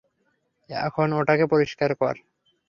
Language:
Bangla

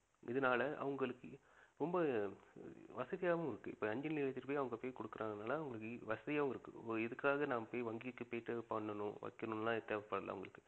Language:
Tamil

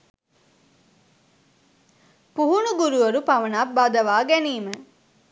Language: Sinhala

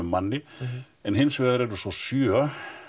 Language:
Icelandic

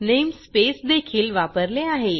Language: Marathi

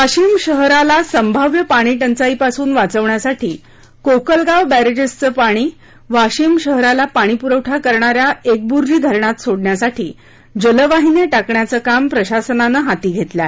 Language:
Marathi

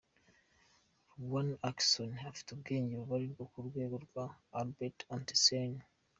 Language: Kinyarwanda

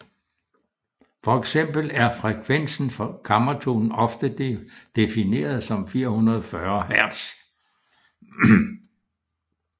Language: Danish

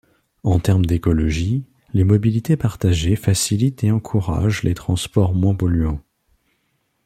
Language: French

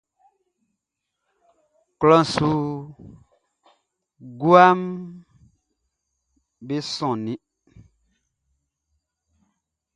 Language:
Baoulé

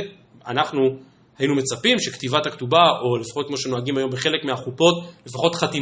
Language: Hebrew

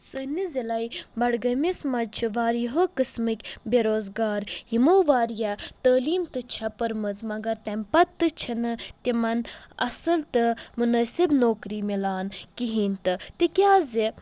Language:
Kashmiri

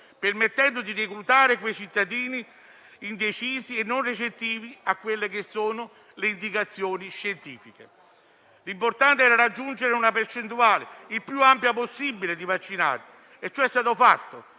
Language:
Italian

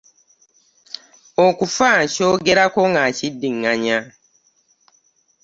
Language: Ganda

